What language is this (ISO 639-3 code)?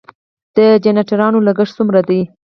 pus